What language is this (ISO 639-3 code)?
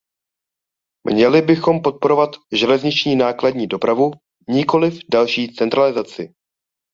ces